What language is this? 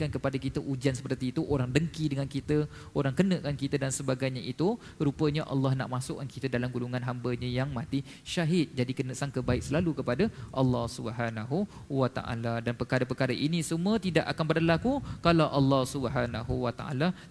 Malay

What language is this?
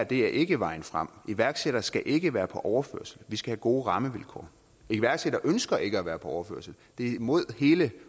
Danish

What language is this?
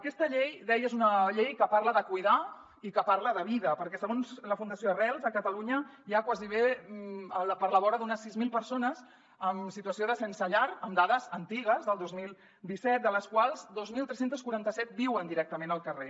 Catalan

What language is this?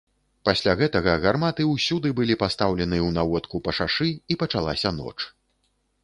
Belarusian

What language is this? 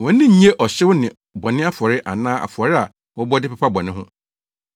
Akan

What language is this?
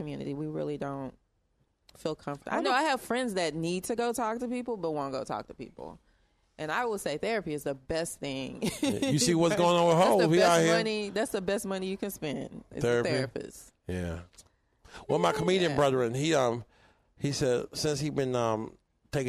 English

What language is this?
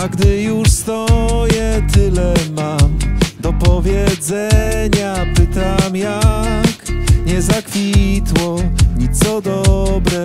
Polish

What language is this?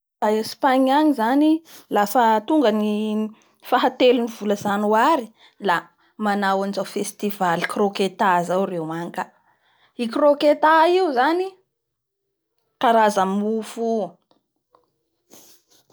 Bara Malagasy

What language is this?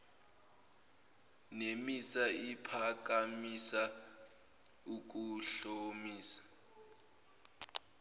Zulu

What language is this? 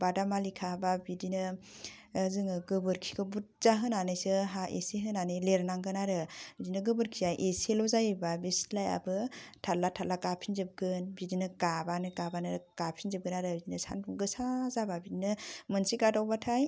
Bodo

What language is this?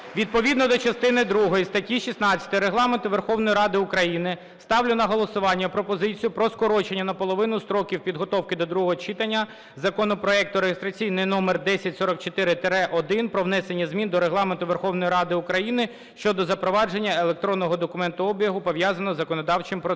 Ukrainian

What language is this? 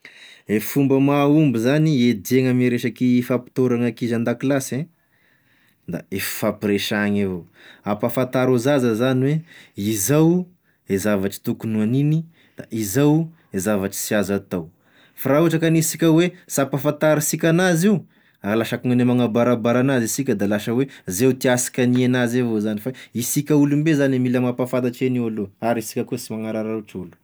Tesaka Malagasy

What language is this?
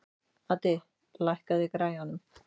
Icelandic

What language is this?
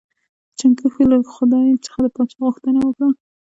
Pashto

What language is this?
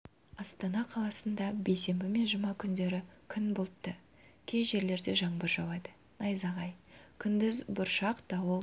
Kazakh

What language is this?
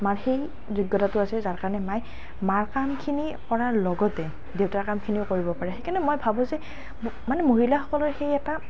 Assamese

